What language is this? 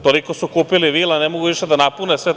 Serbian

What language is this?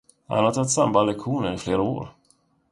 Swedish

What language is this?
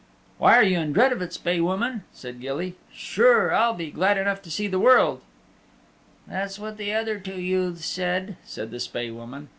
English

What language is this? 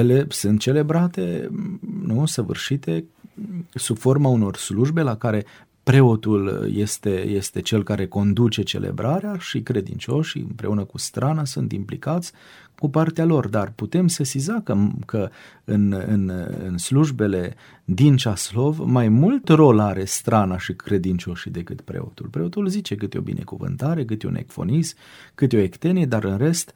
Romanian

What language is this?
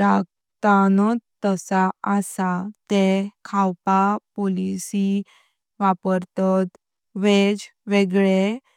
Konkani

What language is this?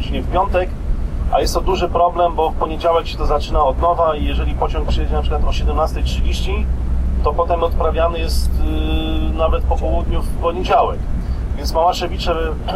Polish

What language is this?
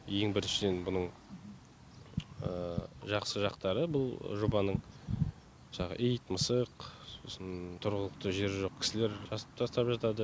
Kazakh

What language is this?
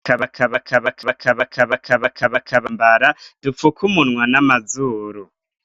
Rundi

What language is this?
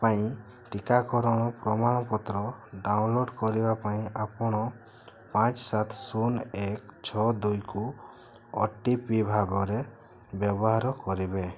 Odia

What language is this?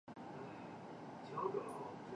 Chinese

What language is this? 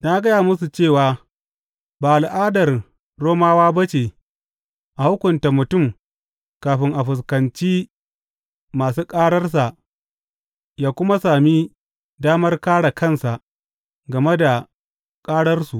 Hausa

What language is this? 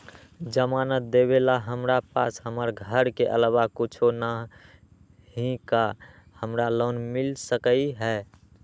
Magahi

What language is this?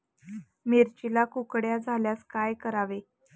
Marathi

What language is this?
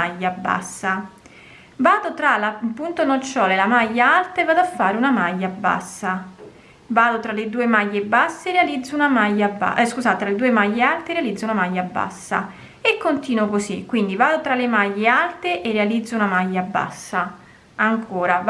Italian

